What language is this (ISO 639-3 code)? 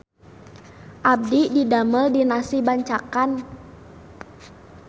sun